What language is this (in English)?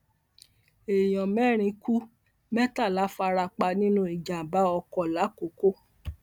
Yoruba